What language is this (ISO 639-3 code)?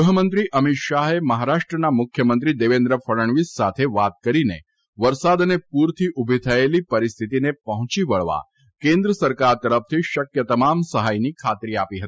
guj